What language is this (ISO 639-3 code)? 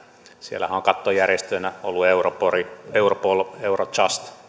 fin